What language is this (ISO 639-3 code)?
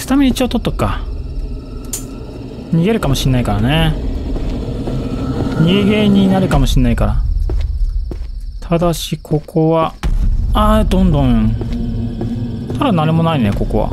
jpn